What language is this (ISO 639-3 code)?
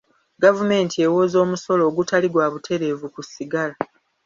lug